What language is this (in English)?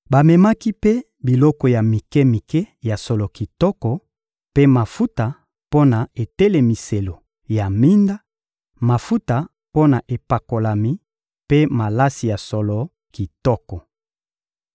Lingala